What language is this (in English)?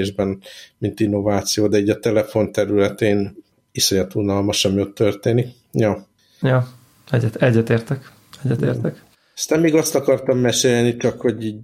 Hungarian